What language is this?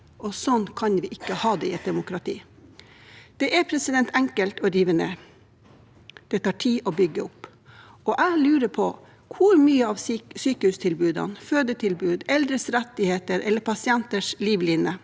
Norwegian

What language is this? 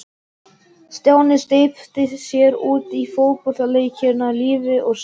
Icelandic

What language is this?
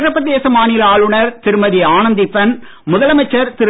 Tamil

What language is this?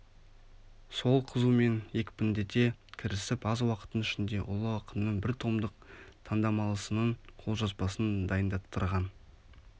Kazakh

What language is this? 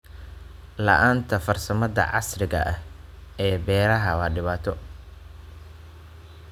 Somali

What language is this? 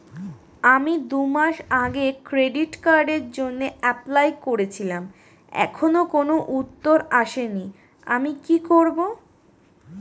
Bangla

